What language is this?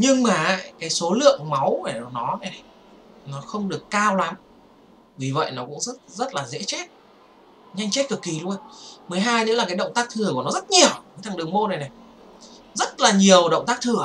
Vietnamese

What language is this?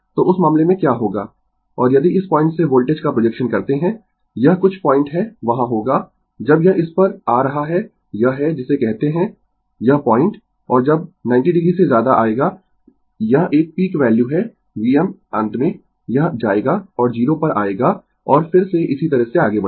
Hindi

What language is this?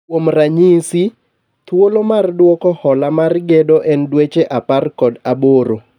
Luo (Kenya and Tanzania)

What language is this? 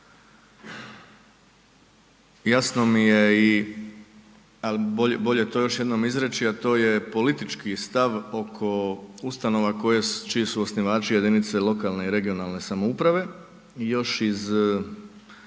Croatian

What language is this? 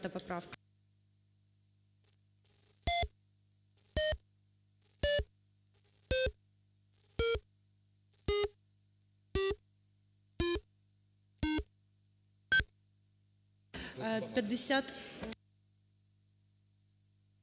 Ukrainian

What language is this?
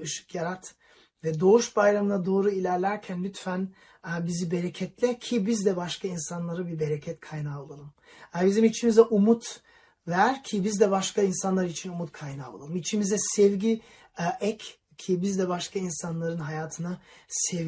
Turkish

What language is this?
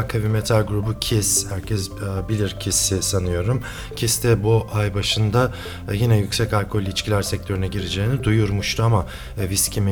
Turkish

